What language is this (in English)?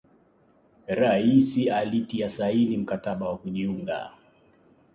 Swahili